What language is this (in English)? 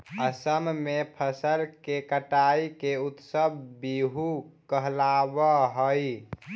Magahi